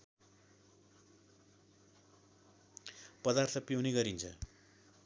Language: Nepali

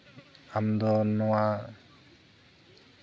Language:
Santali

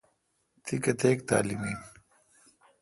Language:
Kalkoti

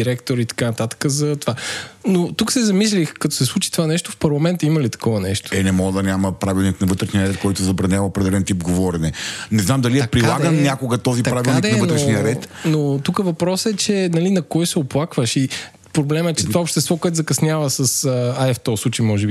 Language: Bulgarian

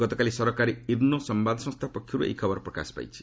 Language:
Odia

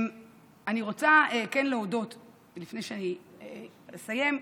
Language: Hebrew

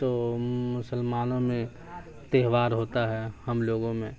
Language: Urdu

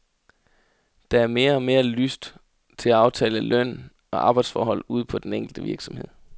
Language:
Danish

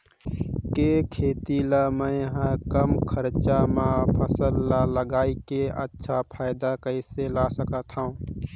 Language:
Chhattisgarhi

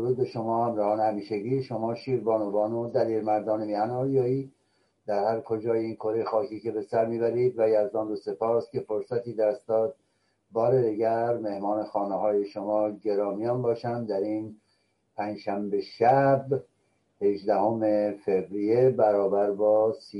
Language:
Persian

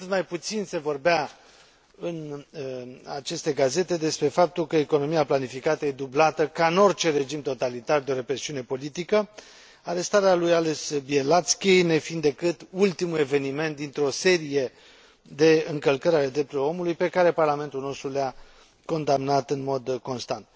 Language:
Romanian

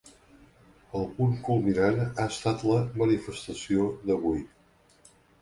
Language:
Catalan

